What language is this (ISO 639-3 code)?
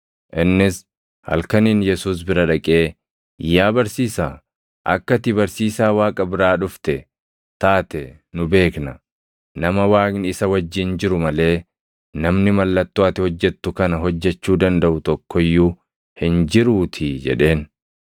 orm